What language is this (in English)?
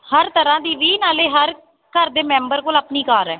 Punjabi